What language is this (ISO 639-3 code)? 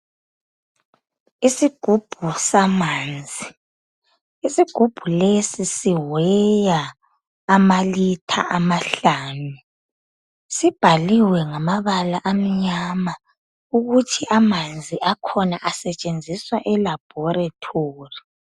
nde